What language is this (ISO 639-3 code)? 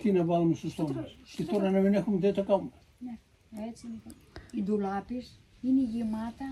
ell